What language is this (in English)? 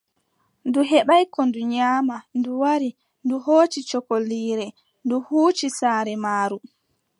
Adamawa Fulfulde